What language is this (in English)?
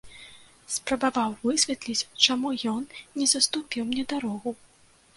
Belarusian